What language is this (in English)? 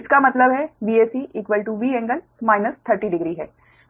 Hindi